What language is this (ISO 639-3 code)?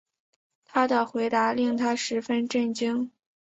zho